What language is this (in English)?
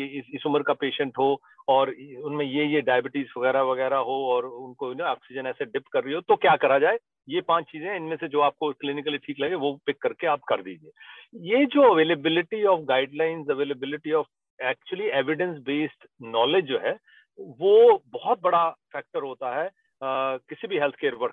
Hindi